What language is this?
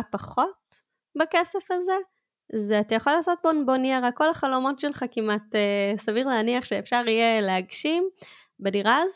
Hebrew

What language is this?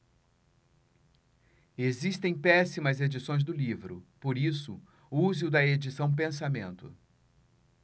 Portuguese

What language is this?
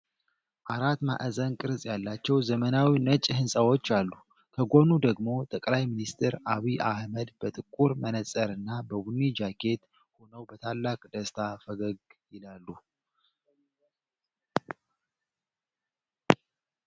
Amharic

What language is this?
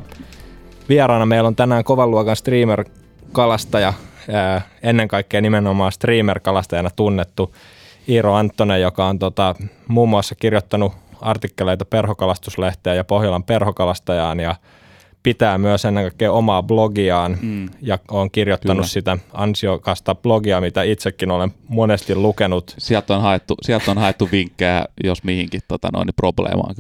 Finnish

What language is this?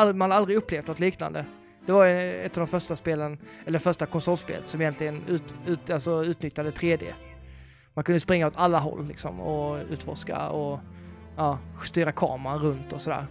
Swedish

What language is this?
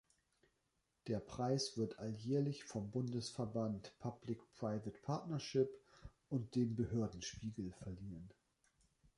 German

